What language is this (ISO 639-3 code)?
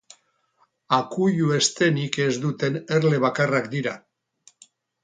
eus